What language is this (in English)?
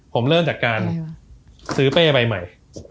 Thai